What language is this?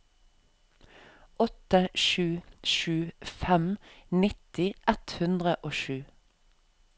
Norwegian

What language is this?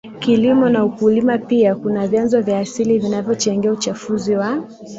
Swahili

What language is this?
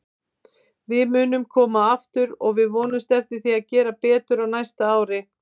Icelandic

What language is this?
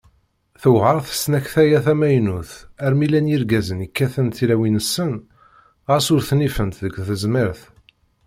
Kabyle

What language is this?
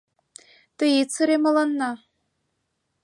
Mari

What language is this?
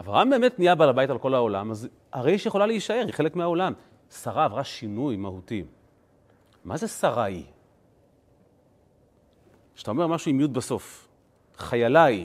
Hebrew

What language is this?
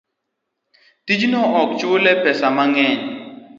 Luo (Kenya and Tanzania)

